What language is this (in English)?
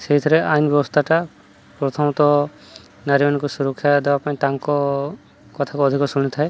Odia